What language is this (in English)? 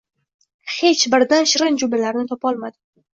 Uzbek